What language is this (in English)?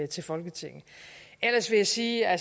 Danish